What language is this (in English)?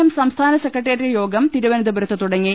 Malayalam